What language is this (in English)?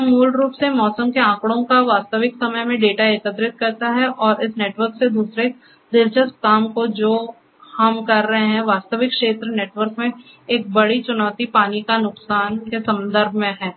Hindi